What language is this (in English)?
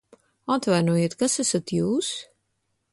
Latvian